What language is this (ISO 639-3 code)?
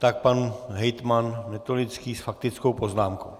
ces